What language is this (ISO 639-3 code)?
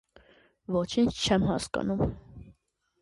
hye